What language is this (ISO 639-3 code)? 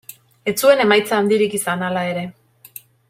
eus